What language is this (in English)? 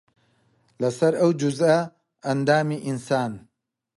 Central Kurdish